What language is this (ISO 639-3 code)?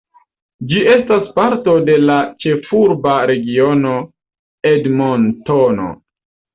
epo